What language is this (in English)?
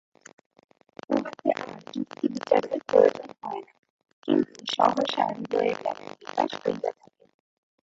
Bangla